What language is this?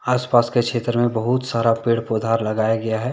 Hindi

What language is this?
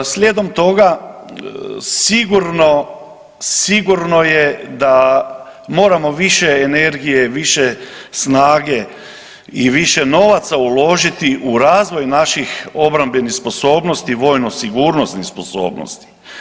Croatian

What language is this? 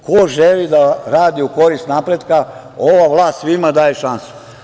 Serbian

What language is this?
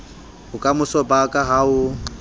Southern Sotho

